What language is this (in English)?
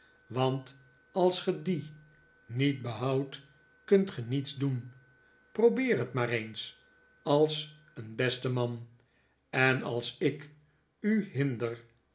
Dutch